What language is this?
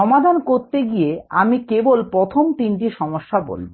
Bangla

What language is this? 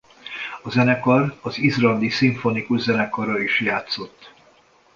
Hungarian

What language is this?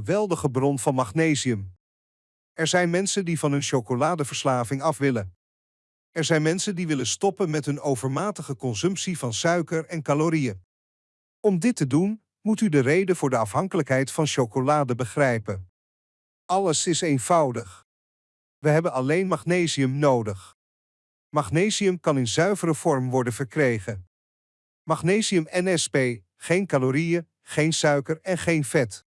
Dutch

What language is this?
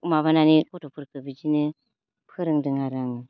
Bodo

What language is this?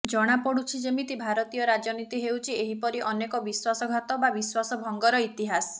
Odia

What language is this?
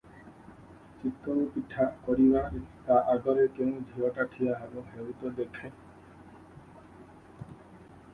Odia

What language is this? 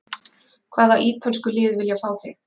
Icelandic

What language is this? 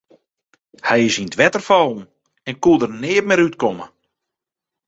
Western Frisian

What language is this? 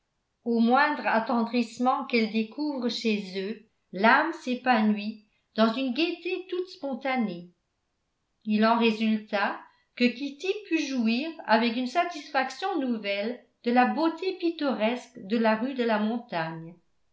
French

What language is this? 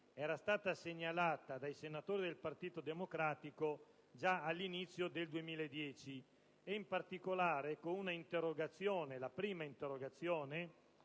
Italian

